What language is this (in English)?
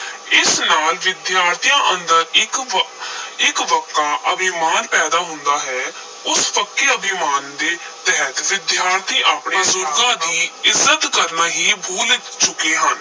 Punjabi